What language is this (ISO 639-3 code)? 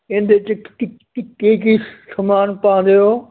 pan